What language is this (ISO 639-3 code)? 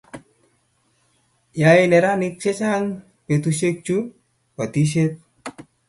kln